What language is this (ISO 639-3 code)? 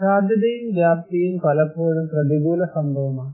mal